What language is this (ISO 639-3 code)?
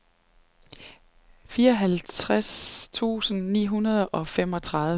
dan